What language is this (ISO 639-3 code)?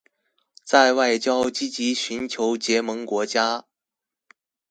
zho